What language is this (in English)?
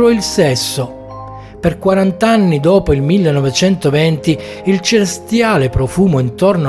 Italian